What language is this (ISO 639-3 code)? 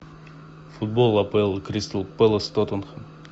rus